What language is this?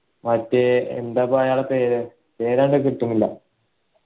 Malayalam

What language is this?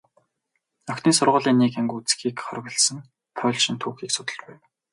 Mongolian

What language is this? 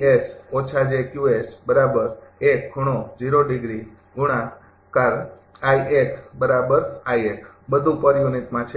Gujarati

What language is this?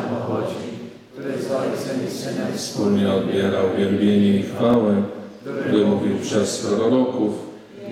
Polish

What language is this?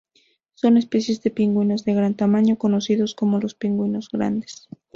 Spanish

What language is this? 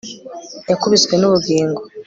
Kinyarwanda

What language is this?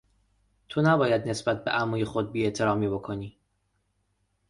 Persian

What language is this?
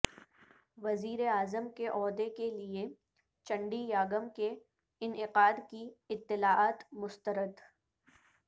Urdu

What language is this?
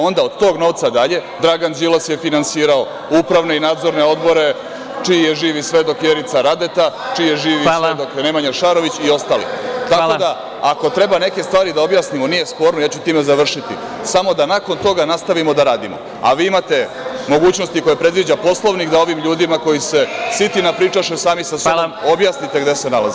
Serbian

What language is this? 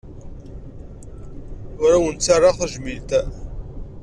Kabyle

